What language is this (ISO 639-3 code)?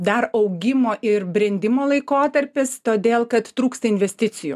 lit